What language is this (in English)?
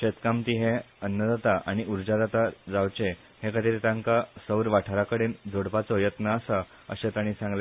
Konkani